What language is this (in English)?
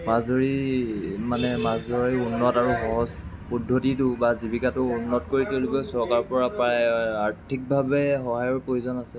Assamese